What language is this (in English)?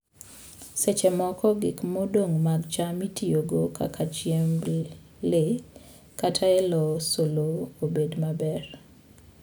Luo (Kenya and Tanzania)